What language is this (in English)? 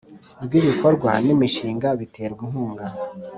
Kinyarwanda